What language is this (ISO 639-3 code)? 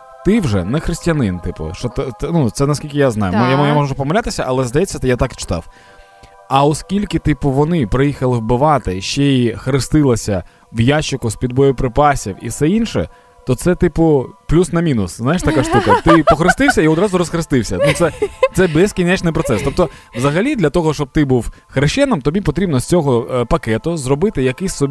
ukr